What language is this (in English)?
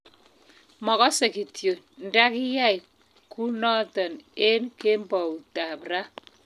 Kalenjin